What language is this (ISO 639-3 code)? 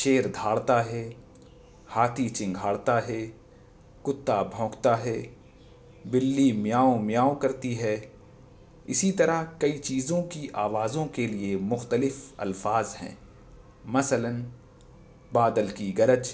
urd